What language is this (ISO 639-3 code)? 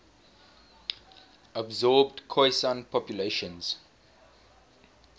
eng